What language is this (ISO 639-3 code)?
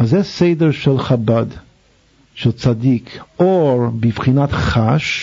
heb